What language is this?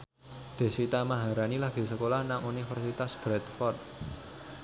Javanese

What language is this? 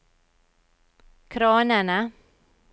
Norwegian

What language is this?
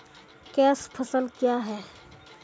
Maithili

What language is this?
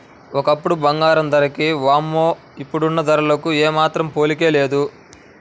Telugu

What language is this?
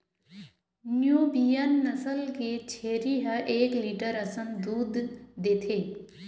Chhattisgarhi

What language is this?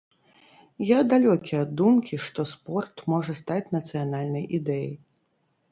Belarusian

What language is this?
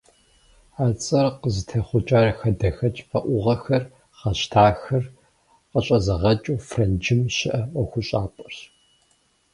Kabardian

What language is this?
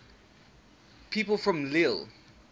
English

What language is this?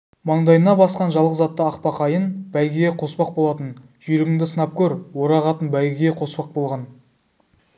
Kazakh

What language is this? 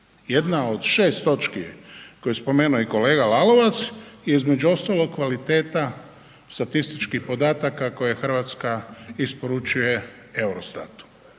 Croatian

